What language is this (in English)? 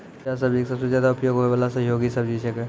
Maithili